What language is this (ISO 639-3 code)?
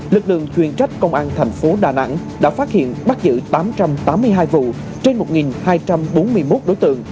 vie